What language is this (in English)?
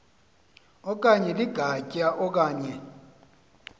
Xhosa